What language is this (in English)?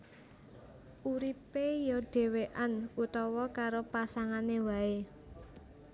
Javanese